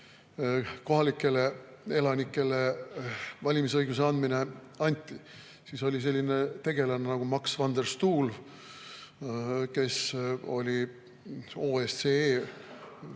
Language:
Estonian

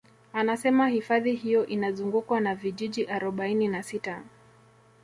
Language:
Swahili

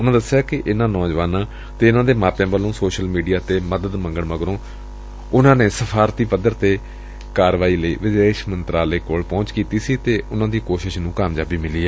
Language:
Punjabi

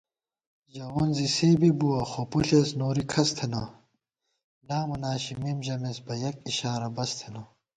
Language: Gawar-Bati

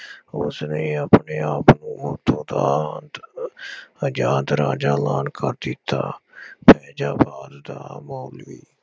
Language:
Punjabi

